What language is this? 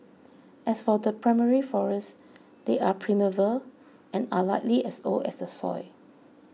English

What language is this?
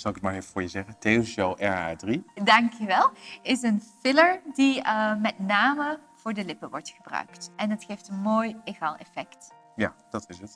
Dutch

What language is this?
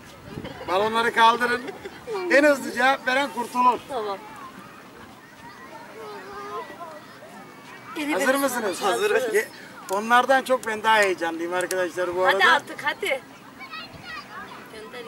Turkish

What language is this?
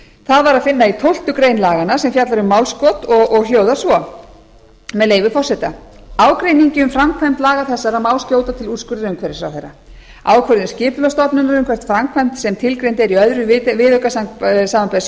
Icelandic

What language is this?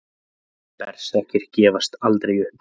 Icelandic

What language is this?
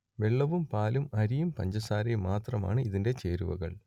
Malayalam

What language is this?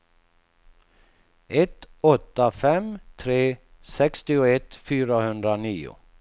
Swedish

